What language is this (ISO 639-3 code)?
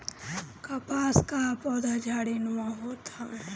bho